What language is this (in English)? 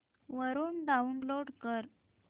Marathi